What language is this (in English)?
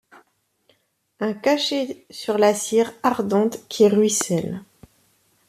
French